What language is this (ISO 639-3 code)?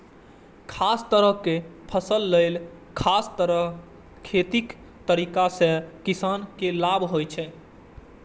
mai